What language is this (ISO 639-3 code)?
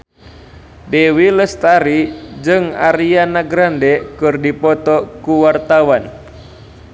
sun